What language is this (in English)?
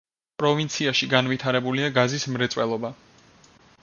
Georgian